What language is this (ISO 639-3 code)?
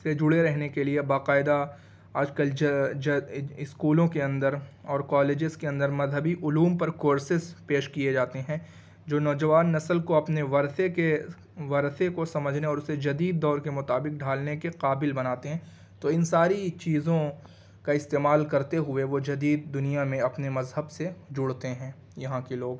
urd